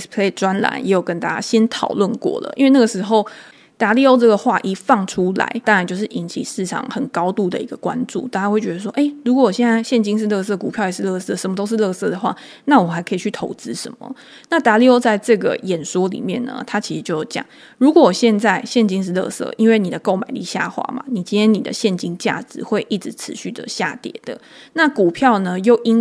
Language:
Chinese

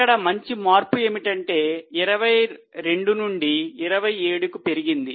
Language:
Telugu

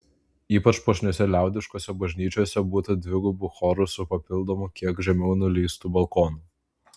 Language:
Lithuanian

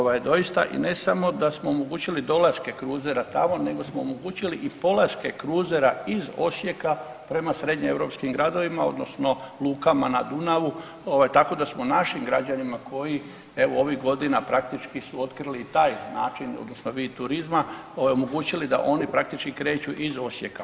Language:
Croatian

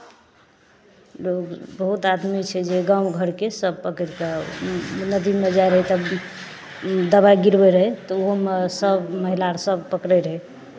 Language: Maithili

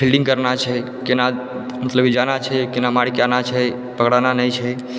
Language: Maithili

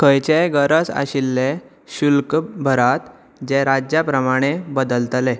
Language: Konkani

